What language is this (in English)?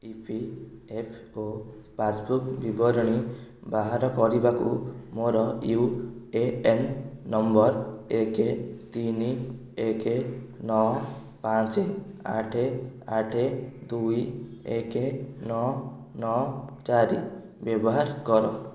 Odia